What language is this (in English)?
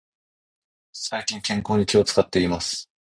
Japanese